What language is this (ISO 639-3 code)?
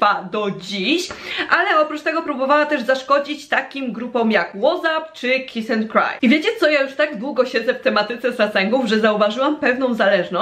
pol